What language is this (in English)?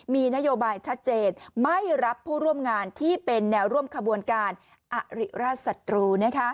Thai